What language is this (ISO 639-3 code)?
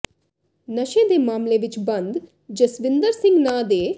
pan